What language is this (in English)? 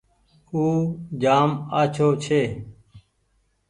Goaria